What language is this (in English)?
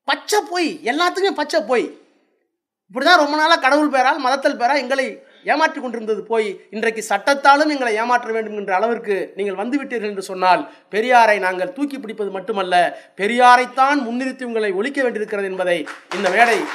Tamil